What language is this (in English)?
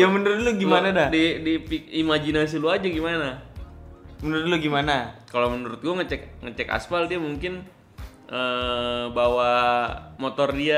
Indonesian